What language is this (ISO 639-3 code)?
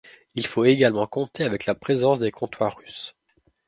fra